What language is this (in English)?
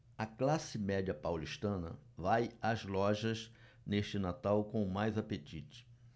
Portuguese